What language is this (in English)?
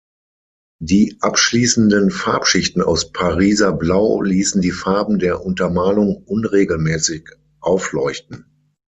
German